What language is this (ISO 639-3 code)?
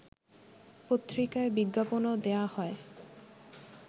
ben